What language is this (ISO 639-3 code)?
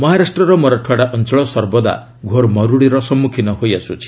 ori